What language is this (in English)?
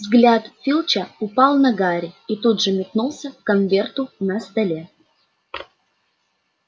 Russian